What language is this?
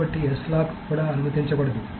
Telugu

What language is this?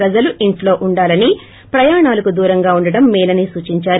Telugu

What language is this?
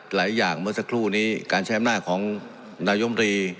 Thai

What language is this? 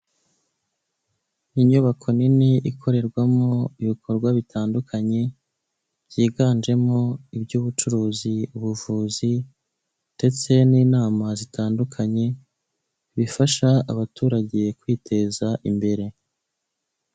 Kinyarwanda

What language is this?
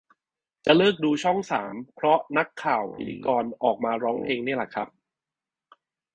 Thai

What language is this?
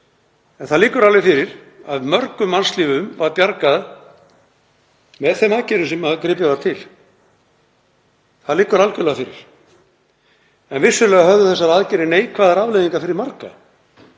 Icelandic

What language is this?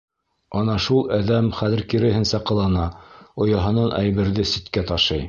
Bashkir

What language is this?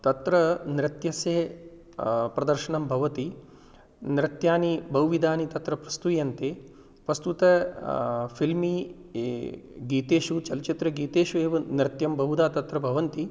Sanskrit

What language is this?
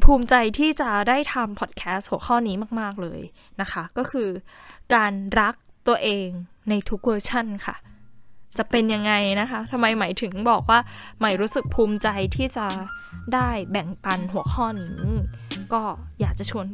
Thai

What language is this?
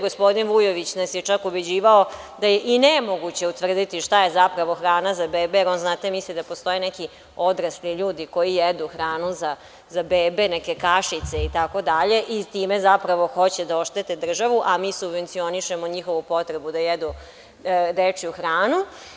Serbian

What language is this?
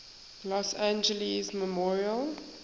English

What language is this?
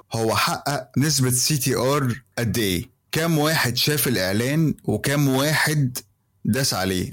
Arabic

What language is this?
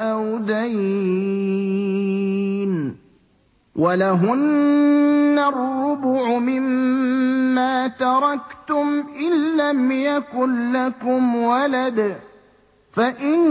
Arabic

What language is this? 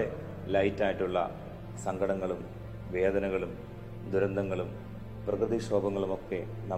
Malayalam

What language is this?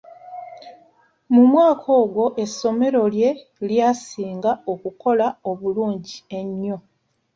Ganda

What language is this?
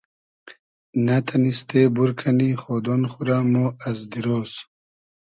Hazaragi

